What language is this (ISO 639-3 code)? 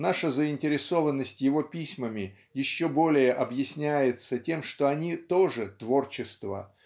rus